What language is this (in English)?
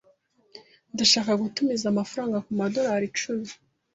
Kinyarwanda